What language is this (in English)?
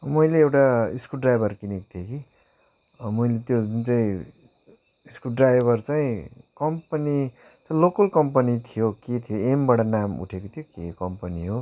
Nepali